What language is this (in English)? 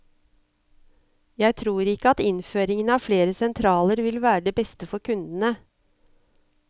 Norwegian